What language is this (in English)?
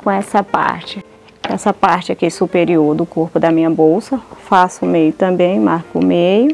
Portuguese